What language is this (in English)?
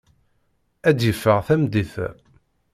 Kabyle